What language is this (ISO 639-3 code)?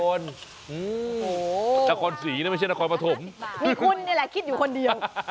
tha